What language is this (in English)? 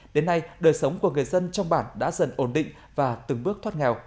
Vietnamese